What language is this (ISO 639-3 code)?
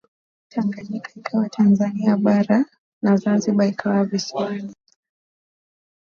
swa